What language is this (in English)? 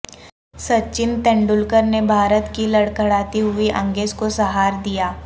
Urdu